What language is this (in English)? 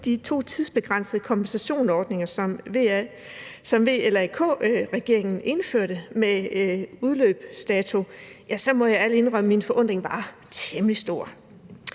Danish